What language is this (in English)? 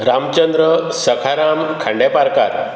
Konkani